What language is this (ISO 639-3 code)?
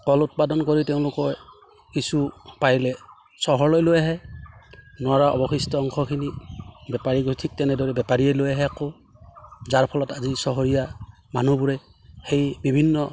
asm